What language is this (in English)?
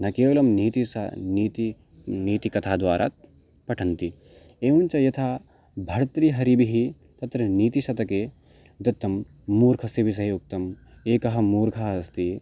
Sanskrit